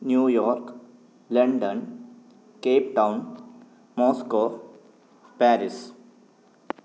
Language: Sanskrit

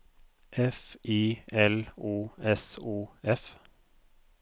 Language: Norwegian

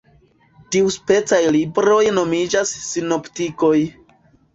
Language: Esperanto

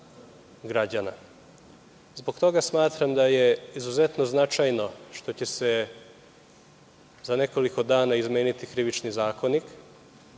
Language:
Serbian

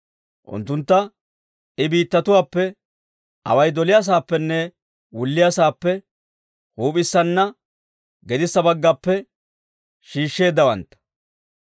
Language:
Dawro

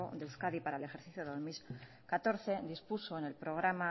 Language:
Spanish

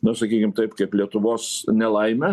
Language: Lithuanian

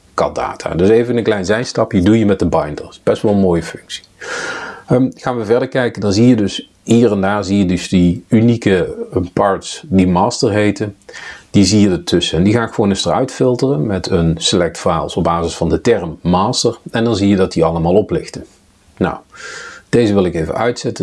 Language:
Dutch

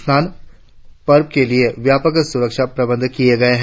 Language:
Hindi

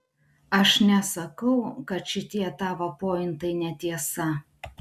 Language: Lithuanian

